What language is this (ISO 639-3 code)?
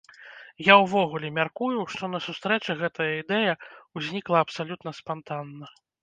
bel